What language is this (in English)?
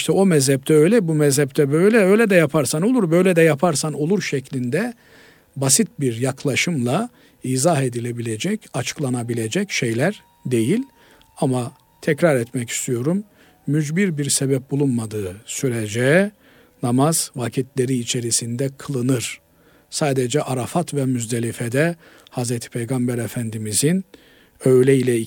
Turkish